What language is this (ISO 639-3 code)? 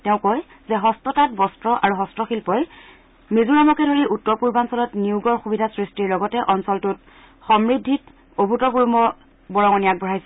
asm